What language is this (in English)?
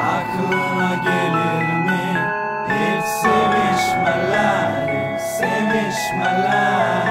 Turkish